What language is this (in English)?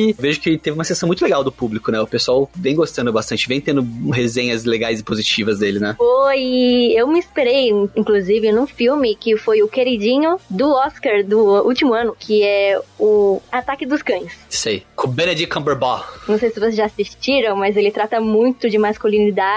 Portuguese